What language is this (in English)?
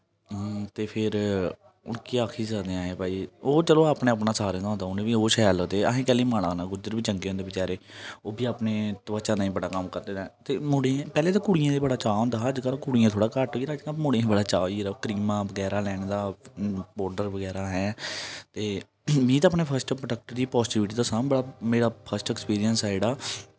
Dogri